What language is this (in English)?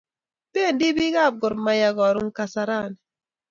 Kalenjin